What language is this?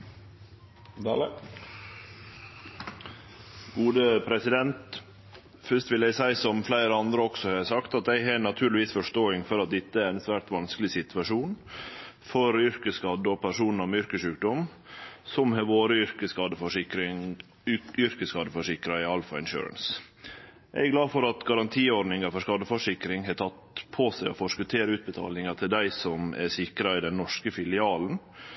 Norwegian Nynorsk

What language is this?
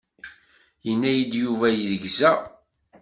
Kabyle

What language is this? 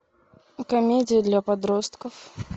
Russian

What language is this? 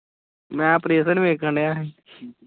Punjabi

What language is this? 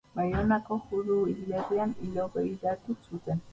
Basque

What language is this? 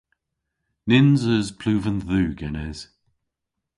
Cornish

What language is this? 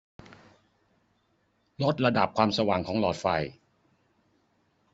Thai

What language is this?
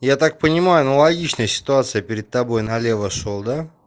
Russian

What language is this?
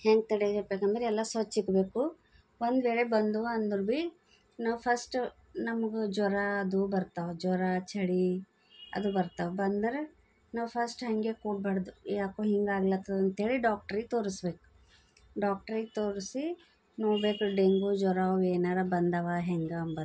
Kannada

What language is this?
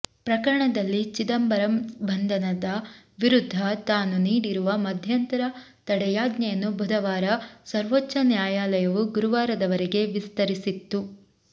Kannada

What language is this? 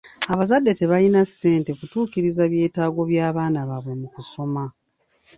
Ganda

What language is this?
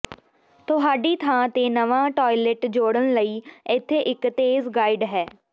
Punjabi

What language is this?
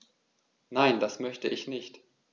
German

